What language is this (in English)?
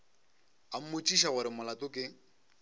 Northern Sotho